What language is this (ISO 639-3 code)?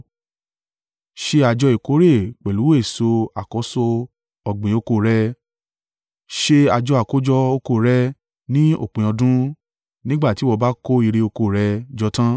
yor